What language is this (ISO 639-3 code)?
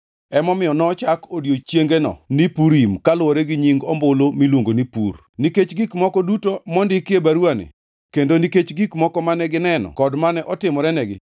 luo